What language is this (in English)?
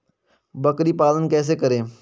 Hindi